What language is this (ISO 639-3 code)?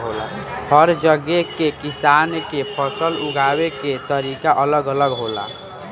bho